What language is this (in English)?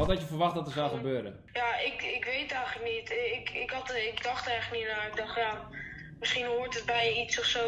Dutch